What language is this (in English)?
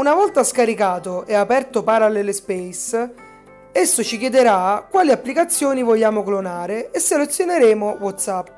Italian